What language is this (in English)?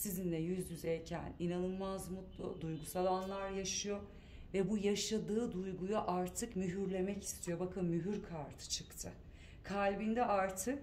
Turkish